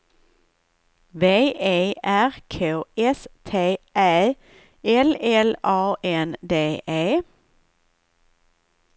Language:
Swedish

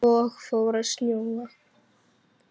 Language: Icelandic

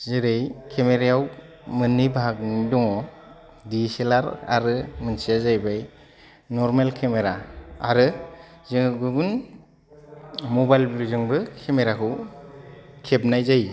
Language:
Bodo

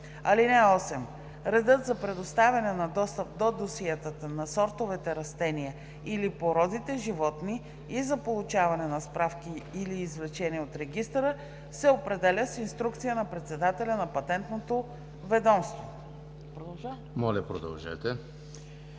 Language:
Bulgarian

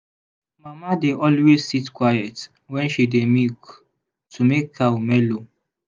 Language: Nigerian Pidgin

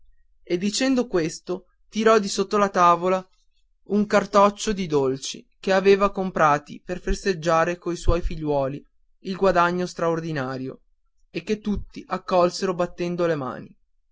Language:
Italian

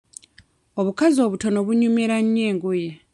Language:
Ganda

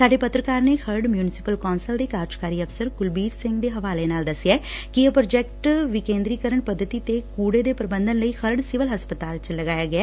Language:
Punjabi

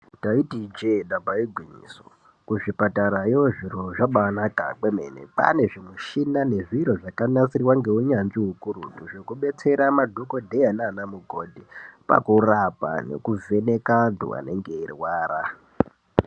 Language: Ndau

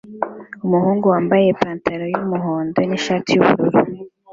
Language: Kinyarwanda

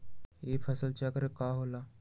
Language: Magahi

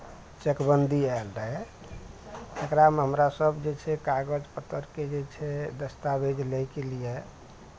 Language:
Maithili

